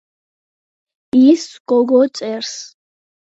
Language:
Georgian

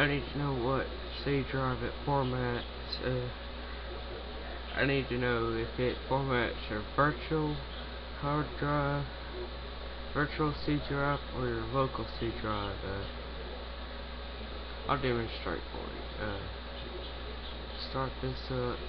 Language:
English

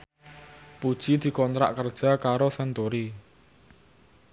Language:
Javanese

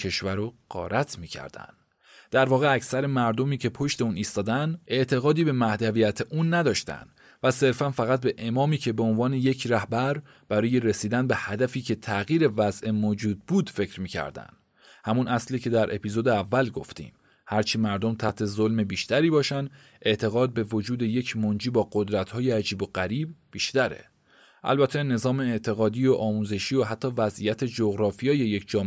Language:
Persian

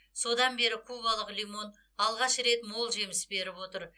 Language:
Kazakh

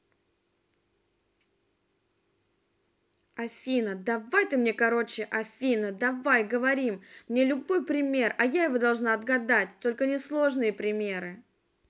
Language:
Russian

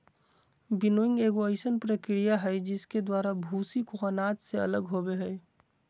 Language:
Magahi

